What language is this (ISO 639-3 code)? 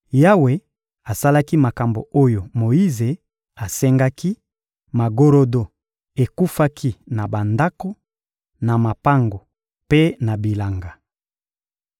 lin